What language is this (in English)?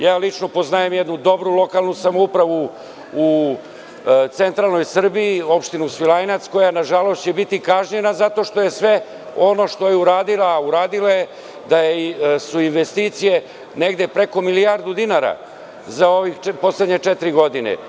Serbian